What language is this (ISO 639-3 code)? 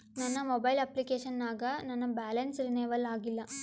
kan